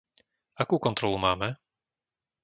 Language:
Slovak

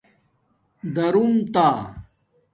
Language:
Domaaki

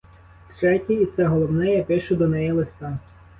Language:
Ukrainian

